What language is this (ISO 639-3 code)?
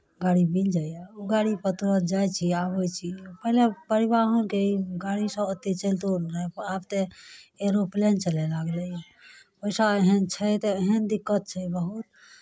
mai